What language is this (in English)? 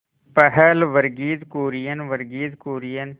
Hindi